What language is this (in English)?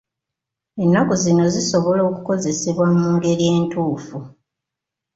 Ganda